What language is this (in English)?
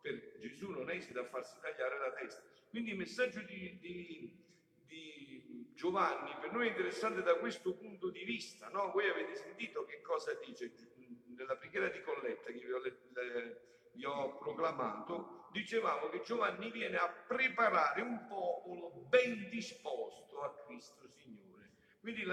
Italian